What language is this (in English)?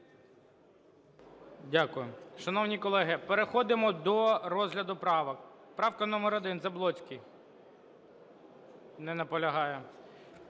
Ukrainian